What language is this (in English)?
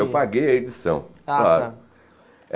Portuguese